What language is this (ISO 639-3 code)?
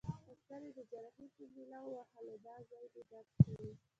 pus